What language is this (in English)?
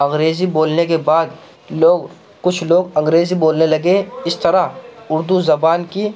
Urdu